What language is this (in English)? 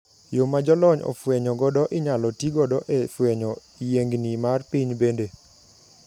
Luo (Kenya and Tanzania)